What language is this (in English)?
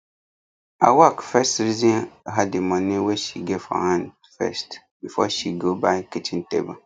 Nigerian Pidgin